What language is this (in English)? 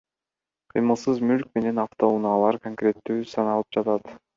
Kyrgyz